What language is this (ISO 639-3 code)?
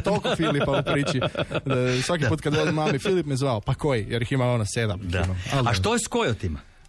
hrv